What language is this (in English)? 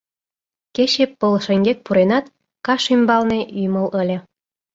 Mari